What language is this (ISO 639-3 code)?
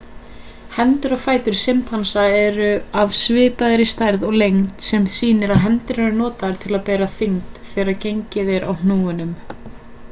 isl